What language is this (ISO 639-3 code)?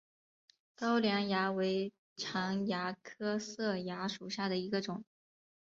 zho